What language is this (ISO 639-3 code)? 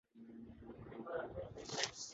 urd